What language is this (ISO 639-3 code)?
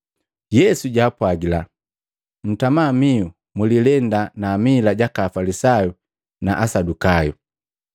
mgv